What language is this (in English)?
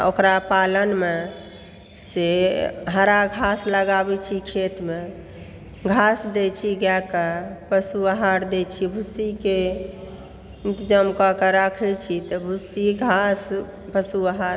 Maithili